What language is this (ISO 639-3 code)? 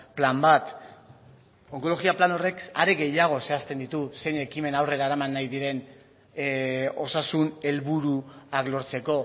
eus